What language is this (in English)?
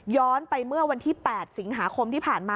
Thai